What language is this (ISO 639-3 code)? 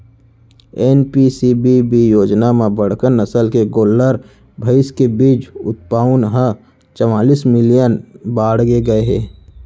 hne